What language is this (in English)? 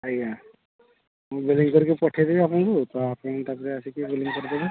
Odia